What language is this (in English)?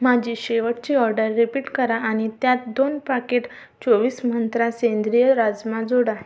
Marathi